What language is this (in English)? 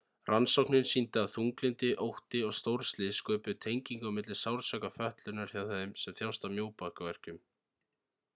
Icelandic